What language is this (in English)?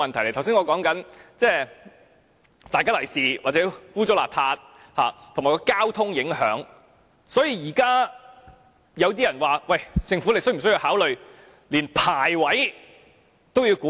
Cantonese